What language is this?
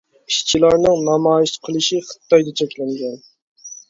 Uyghur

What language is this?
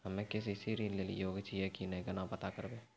Maithili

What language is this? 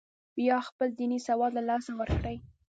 Pashto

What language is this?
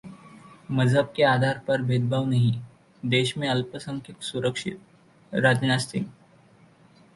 Hindi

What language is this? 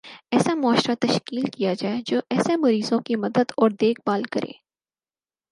Urdu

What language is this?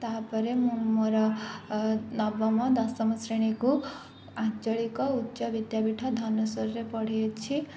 Odia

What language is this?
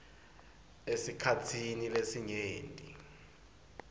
Swati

